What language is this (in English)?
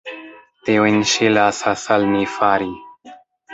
Esperanto